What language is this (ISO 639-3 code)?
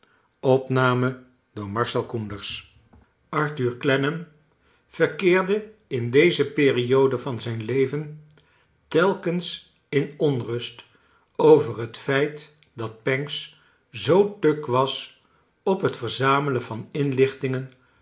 nld